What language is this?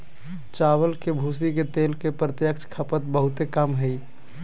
Magahi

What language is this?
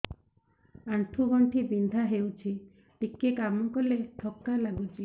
Odia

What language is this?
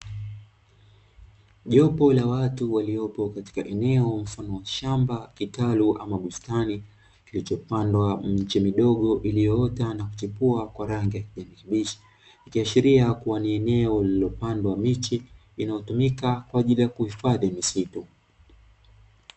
Swahili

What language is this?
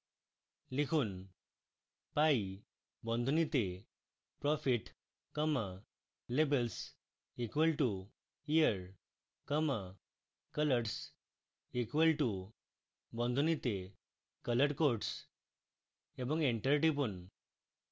Bangla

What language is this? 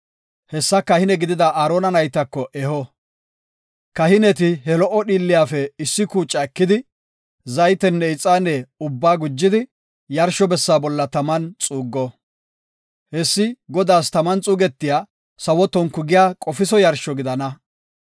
Gofa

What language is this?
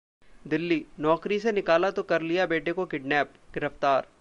Hindi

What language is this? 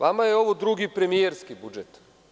Serbian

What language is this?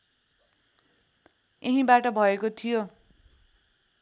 Nepali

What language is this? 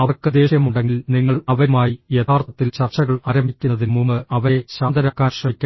Malayalam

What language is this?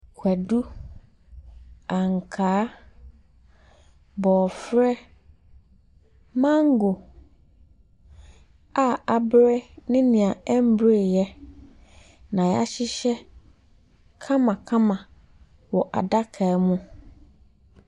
Akan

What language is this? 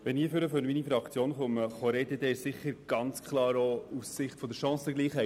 Swiss German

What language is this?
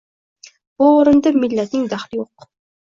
Uzbek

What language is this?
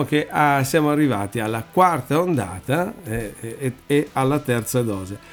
Italian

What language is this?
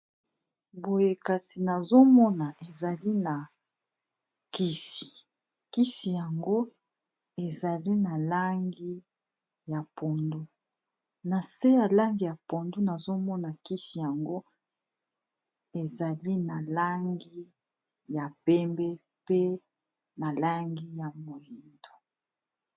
Lingala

